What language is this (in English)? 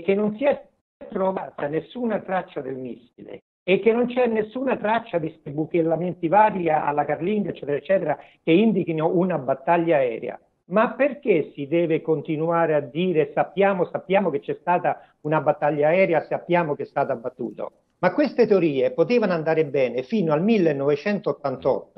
Italian